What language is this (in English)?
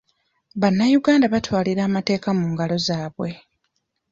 Ganda